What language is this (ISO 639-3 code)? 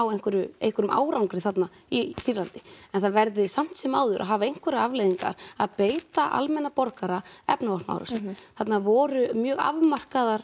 isl